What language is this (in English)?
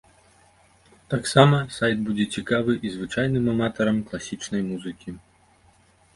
Belarusian